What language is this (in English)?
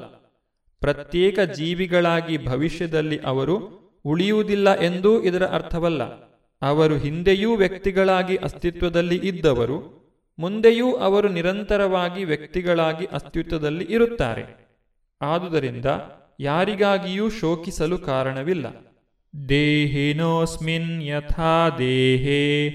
Kannada